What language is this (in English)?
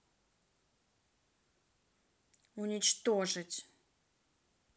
Russian